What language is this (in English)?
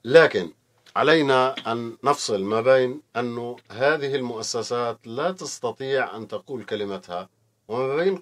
Arabic